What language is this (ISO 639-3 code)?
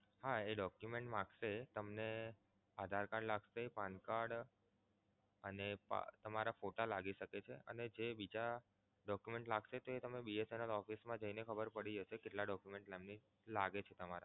guj